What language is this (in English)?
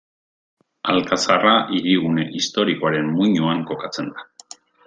Basque